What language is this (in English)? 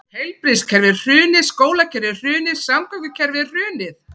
Icelandic